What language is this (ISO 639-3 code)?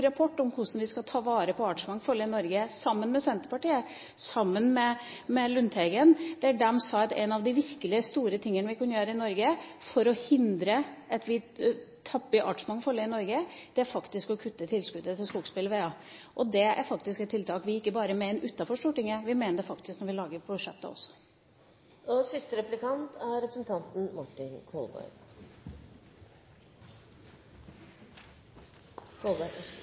nob